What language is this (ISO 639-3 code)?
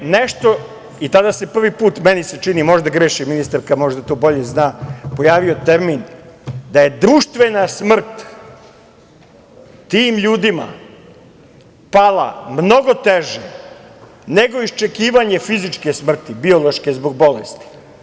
srp